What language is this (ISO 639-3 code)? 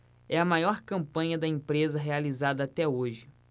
por